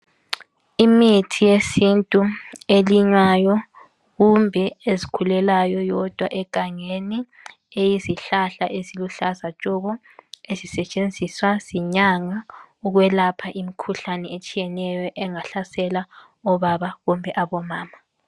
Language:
North Ndebele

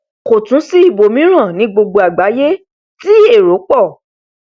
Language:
Yoruba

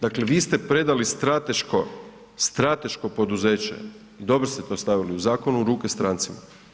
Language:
Croatian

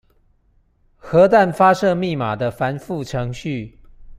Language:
Chinese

